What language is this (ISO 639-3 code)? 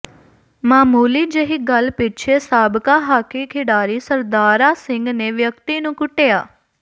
pan